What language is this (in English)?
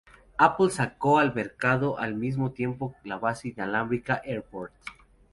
Spanish